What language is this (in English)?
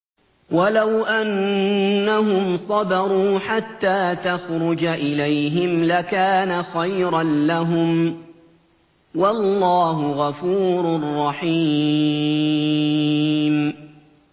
Arabic